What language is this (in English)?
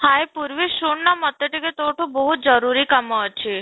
Odia